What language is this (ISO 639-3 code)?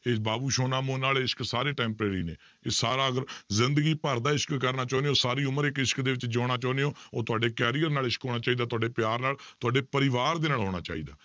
pan